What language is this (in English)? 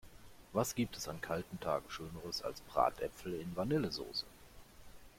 German